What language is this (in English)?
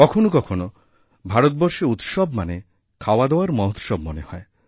Bangla